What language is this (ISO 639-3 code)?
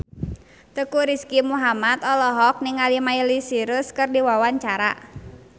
sun